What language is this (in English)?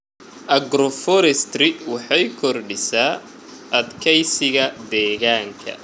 Somali